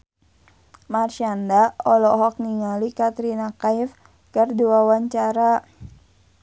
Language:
Sundanese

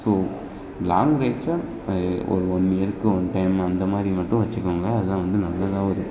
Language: Tamil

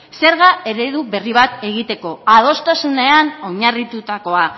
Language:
Basque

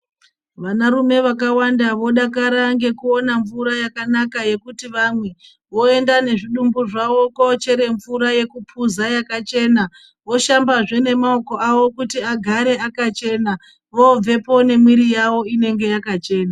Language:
Ndau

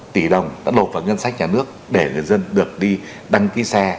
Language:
Vietnamese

